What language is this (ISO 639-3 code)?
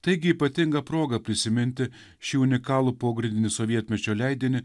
lit